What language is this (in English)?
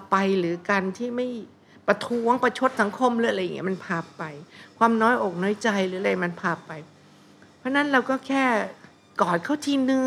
Thai